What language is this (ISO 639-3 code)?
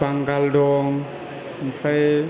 brx